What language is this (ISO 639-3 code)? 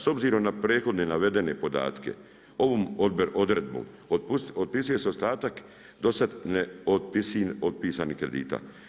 hrv